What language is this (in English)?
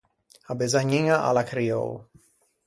Ligurian